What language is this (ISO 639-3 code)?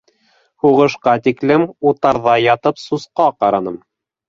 bak